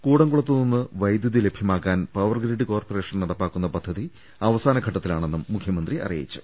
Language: Malayalam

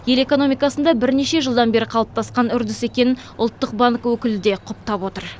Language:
Kazakh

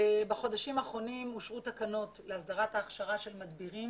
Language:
Hebrew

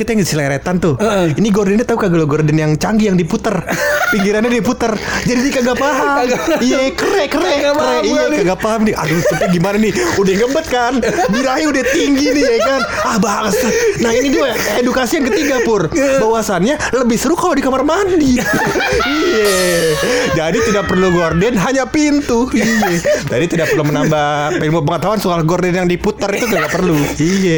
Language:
Indonesian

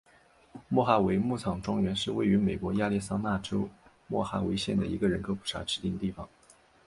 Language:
Chinese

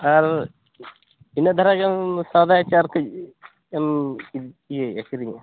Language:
Santali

